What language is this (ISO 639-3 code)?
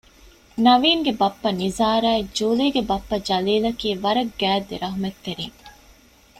div